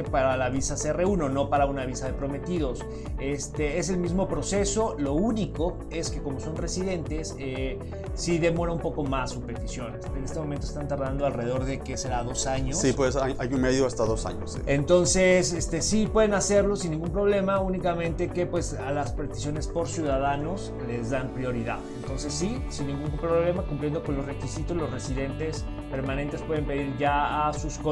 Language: Spanish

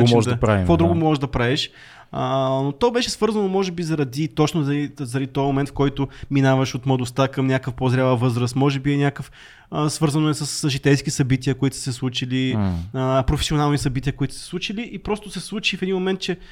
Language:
Bulgarian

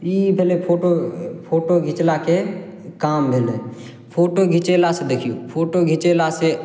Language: Maithili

